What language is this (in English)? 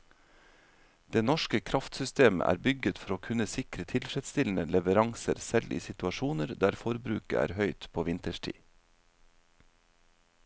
Norwegian